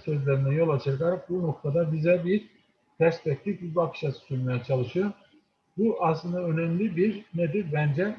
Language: Turkish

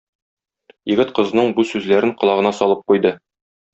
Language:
Tatar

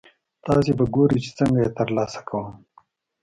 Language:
Pashto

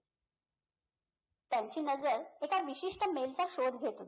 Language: Marathi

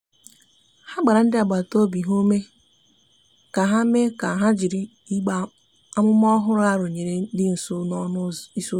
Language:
Igbo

